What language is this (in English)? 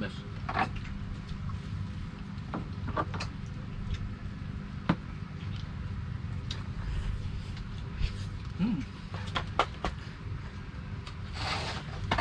Filipino